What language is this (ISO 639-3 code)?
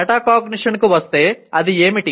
tel